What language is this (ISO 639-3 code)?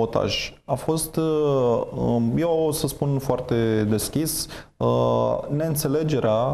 ron